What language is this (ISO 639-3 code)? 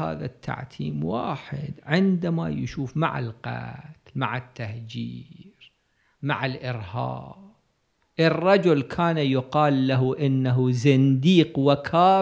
ara